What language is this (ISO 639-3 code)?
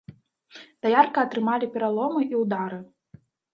bel